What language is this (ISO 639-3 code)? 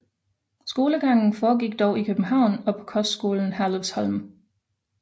dan